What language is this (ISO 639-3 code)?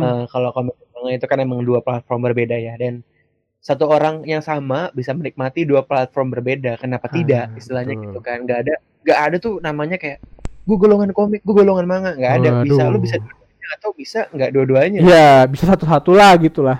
ind